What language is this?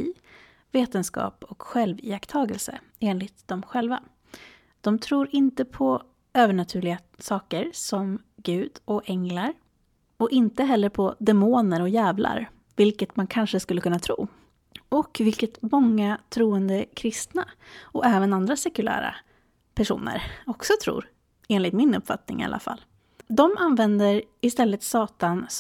Swedish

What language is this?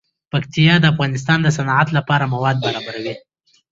Pashto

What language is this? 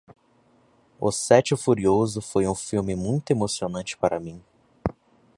Portuguese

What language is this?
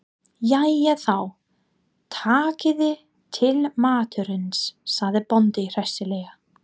Icelandic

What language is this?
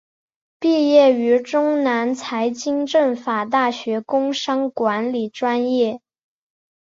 Chinese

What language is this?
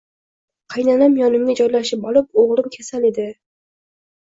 Uzbek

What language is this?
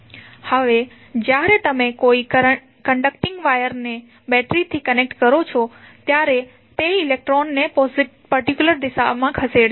Gujarati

